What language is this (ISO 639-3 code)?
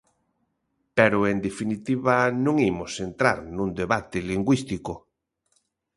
glg